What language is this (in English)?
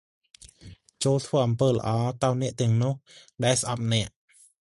Khmer